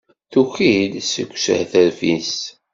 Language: Kabyle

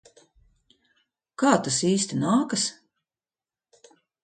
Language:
Latvian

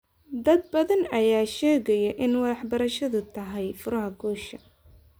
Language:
Somali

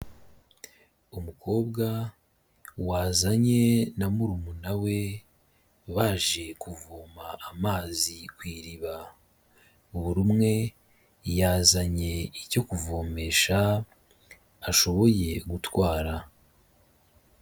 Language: Kinyarwanda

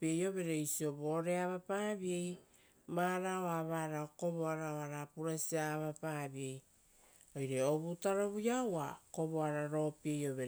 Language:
Rotokas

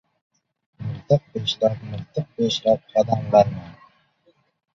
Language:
Uzbek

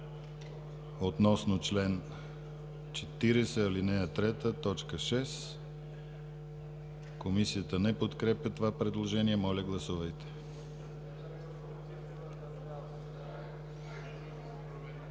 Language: Bulgarian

